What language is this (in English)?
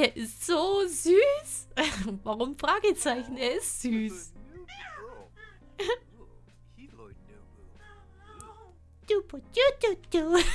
German